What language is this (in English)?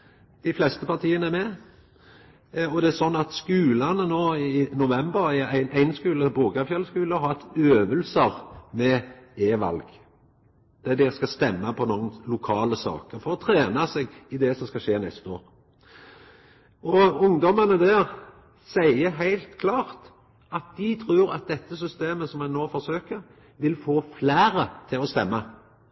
Norwegian Nynorsk